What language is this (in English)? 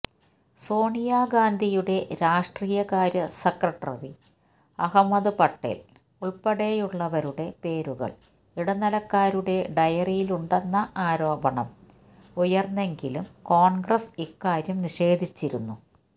Malayalam